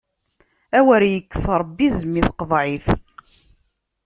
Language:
Kabyle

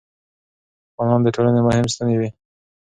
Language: Pashto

